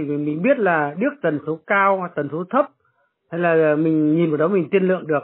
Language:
Vietnamese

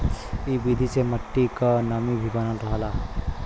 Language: Bhojpuri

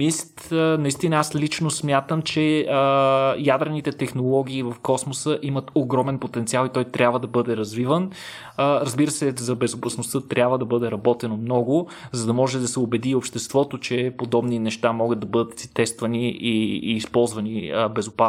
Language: Bulgarian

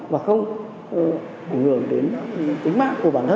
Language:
Vietnamese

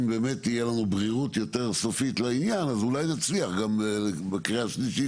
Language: Hebrew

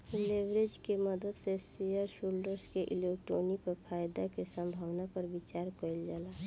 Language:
Bhojpuri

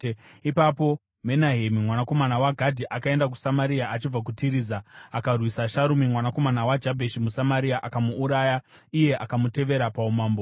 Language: Shona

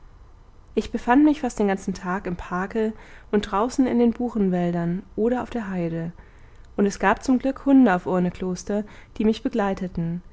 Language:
German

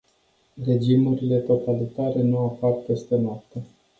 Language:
Romanian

